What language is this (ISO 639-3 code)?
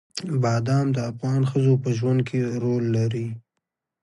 pus